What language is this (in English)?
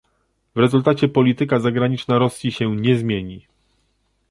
Polish